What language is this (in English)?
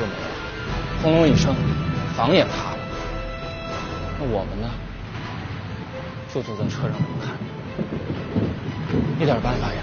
Chinese